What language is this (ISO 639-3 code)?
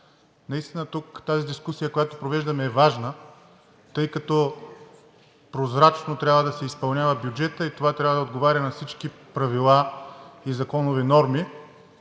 bul